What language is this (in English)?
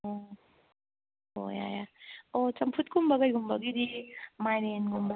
Manipuri